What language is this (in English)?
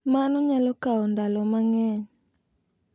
Luo (Kenya and Tanzania)